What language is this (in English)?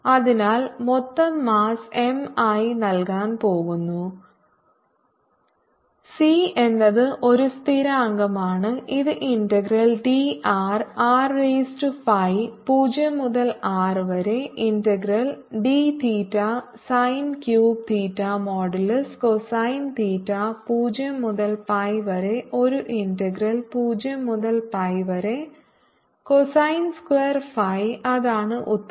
Malayalam